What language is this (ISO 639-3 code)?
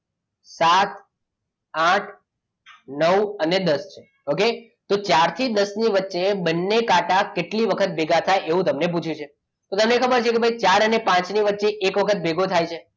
guj